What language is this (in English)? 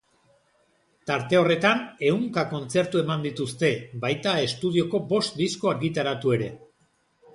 Basque